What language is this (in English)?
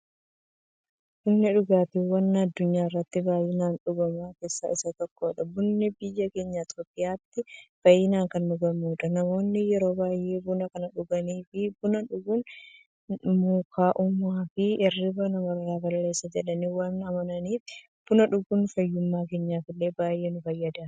Oromo